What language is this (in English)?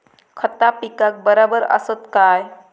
Marathi